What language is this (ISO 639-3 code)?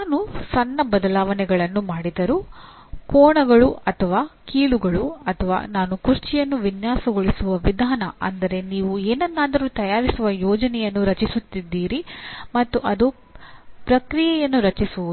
kan